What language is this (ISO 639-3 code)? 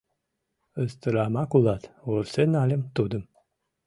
chm